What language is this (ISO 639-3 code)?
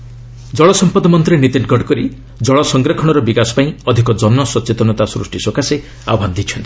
ori